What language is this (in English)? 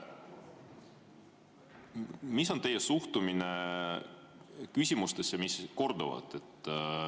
Estonian